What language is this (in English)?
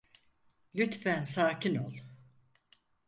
Turkish